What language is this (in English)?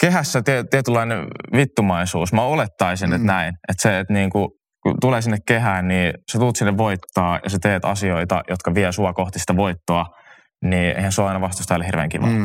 Finnish